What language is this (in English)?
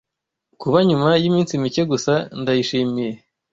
Kinyarwanda